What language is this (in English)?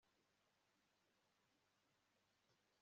Kinyarwanda